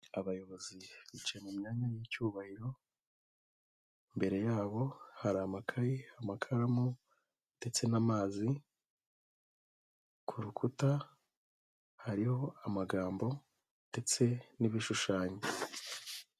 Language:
Kinyarwanda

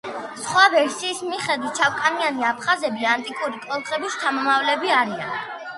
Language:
Georgian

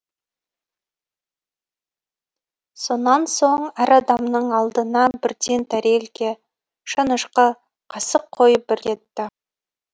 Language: Kazakh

